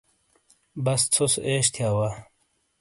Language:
Shina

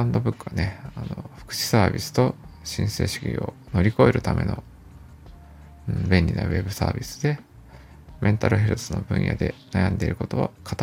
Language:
Japanese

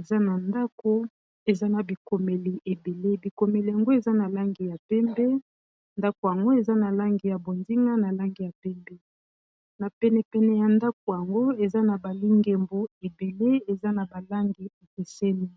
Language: Lingala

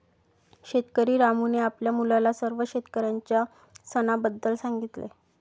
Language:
Marathi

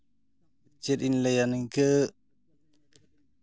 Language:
Santali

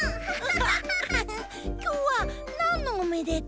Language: Japanese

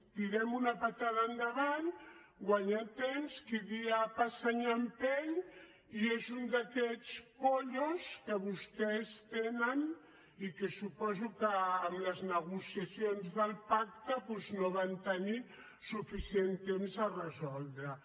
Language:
Catalan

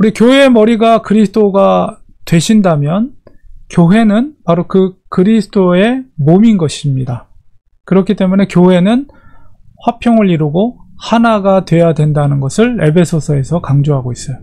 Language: Korean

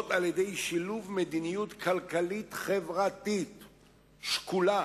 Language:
Hebrew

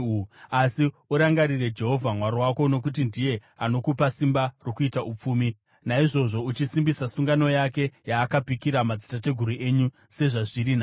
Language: Shona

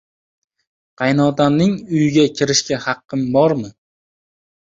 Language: Uzbek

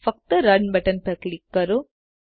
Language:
Gujarati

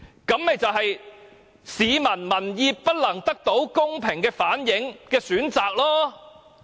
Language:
Cantonese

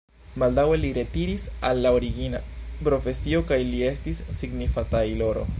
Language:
Esperanto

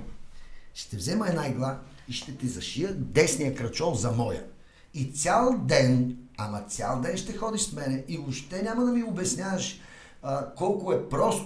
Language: Bulgarian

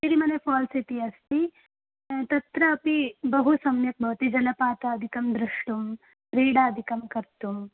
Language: Sanskrit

